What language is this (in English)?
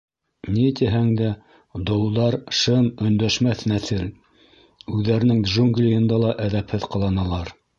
Bashkir